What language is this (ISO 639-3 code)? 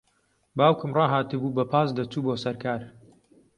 ckb